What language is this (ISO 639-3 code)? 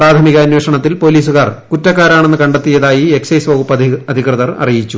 mal